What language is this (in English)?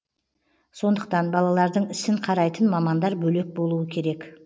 Kazakh